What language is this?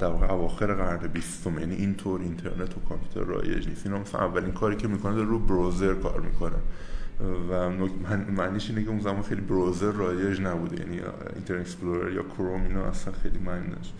Persian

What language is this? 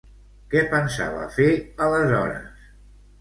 Catalan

